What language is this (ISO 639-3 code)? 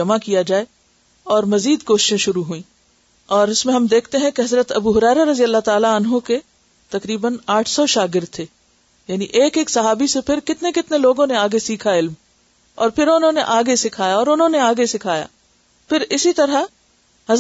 urd